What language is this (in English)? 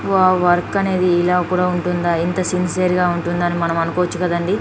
Telugu